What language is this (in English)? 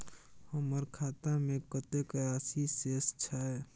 Maithili